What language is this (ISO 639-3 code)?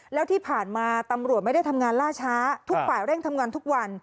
tha